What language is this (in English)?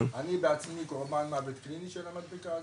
Hebrew